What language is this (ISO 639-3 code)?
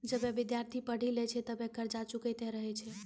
mai